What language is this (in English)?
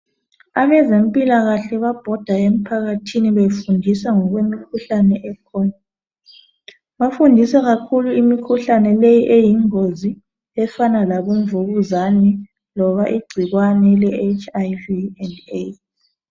North Ndebele